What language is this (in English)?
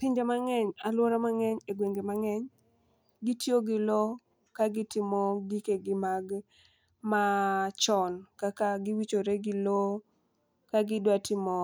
Luo (Kenya and Tanzania)